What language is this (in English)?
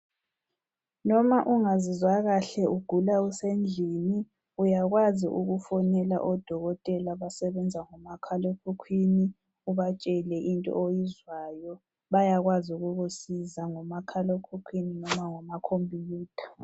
North Ndebele